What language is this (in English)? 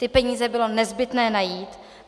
Czech